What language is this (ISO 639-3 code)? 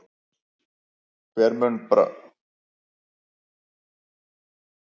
isl